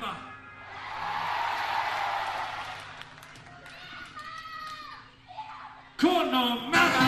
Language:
Filipino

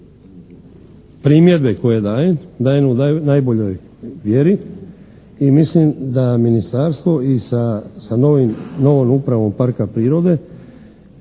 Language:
Croatian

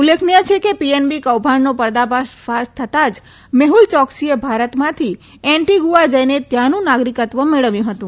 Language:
Gujarati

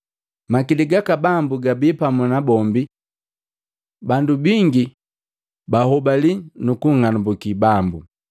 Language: Matengo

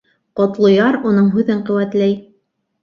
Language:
Bashkir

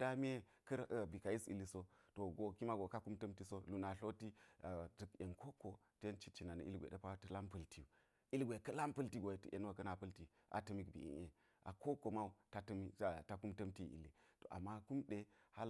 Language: Geji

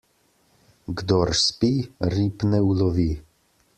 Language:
Slovenian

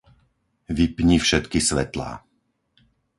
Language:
Slovak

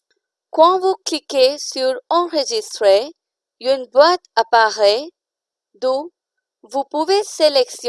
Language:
French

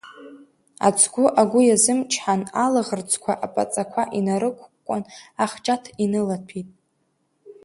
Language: Abkhazian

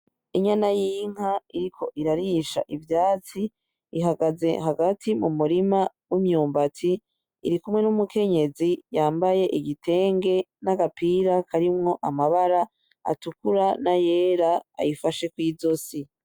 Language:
Rundi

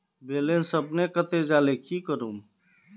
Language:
Magahi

